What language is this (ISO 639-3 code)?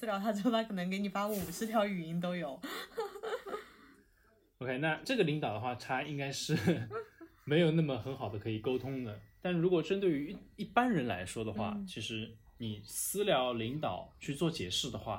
zho